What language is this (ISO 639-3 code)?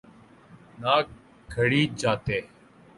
urd